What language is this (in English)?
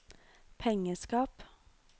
Norwegian